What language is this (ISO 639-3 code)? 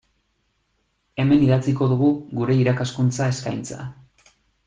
eus